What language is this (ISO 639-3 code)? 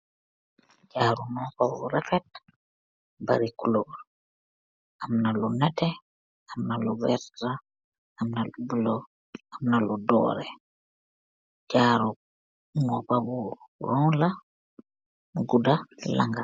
wol